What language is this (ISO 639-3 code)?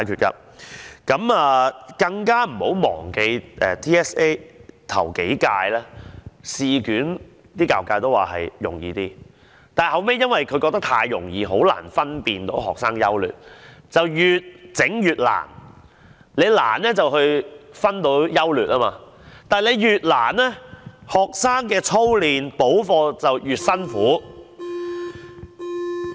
yue